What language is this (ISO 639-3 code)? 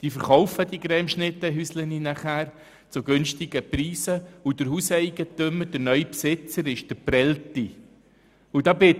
gsw